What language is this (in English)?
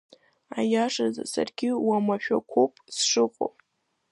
Abkhazian